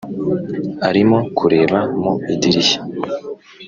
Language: Kinyarwanda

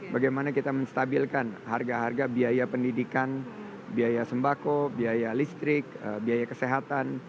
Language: Indonesian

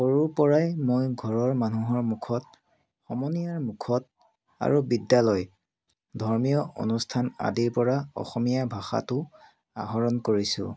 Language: Assamese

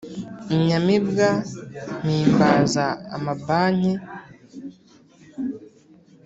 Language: Kinyarwanda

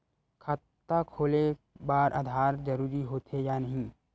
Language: Chhattisgarhi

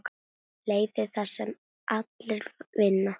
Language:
Icelandic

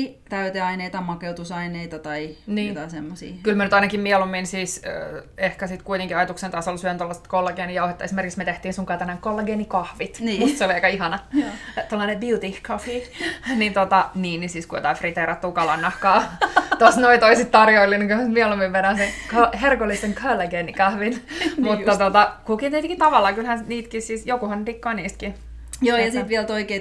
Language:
Finnish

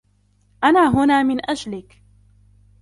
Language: Arabic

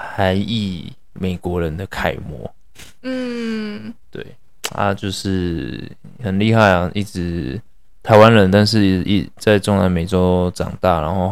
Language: Chinese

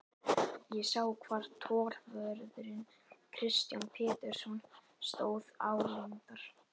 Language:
Icelandic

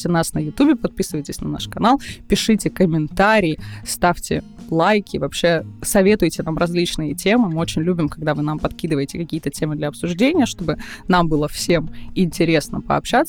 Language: Russian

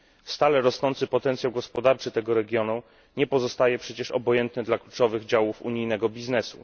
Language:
Polish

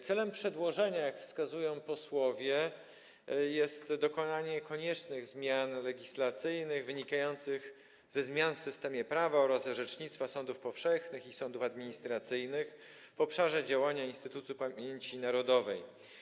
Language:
Polish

